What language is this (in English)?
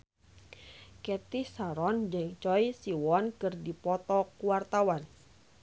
Sundanese